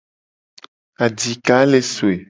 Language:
Gen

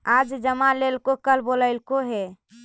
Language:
Magahi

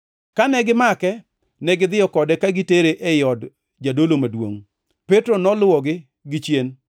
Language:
Luo (Kenya and Tanzania)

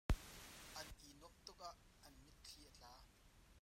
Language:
Hakha Chin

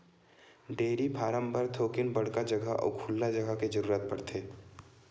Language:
Chhattisgarhi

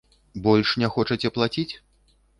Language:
Belarusian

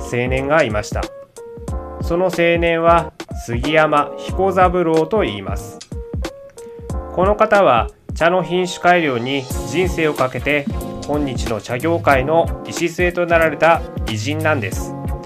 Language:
Japanese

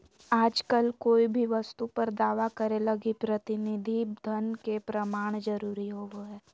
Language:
Magahi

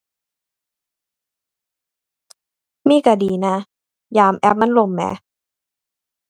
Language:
Thai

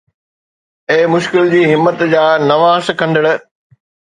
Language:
Sindhi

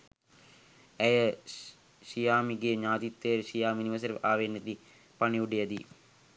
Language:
Sinhala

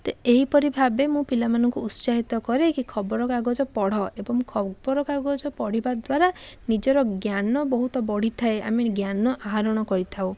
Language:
Odia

